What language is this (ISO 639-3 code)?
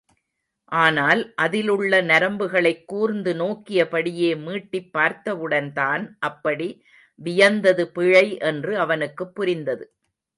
tam